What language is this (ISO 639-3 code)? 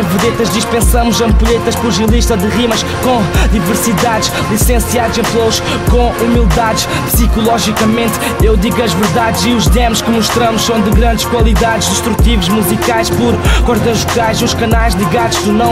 por